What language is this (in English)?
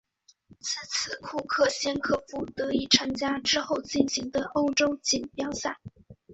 Chinese